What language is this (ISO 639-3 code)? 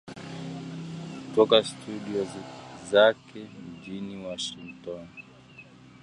swa